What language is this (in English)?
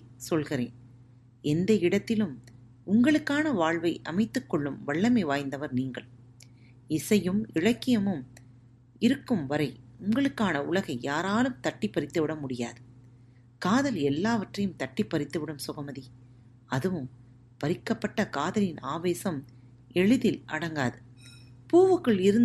Tamil